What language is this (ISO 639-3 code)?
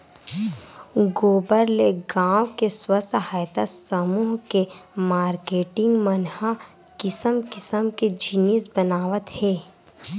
hne